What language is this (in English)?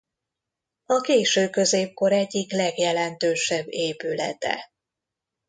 Hungarian